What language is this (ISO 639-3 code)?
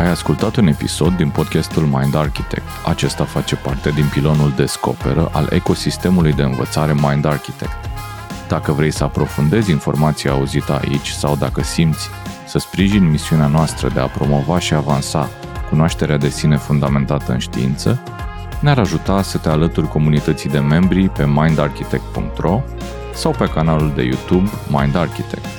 ron